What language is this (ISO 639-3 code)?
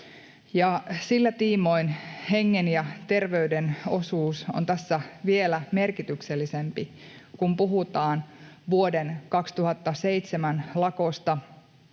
fin